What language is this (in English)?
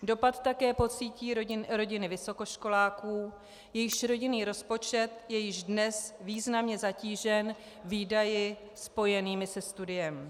Czech